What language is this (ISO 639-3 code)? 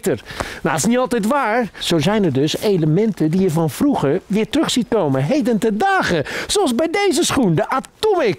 nld